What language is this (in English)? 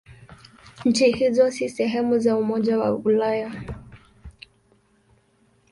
Swahili